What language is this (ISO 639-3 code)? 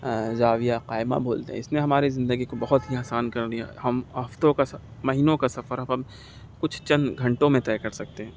urd